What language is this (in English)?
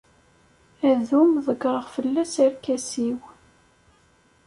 Kabyle